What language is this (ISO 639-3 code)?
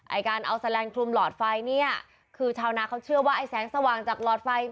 tha